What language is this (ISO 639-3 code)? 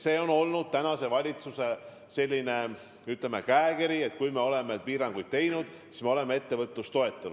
est